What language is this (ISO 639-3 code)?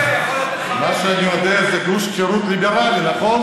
heb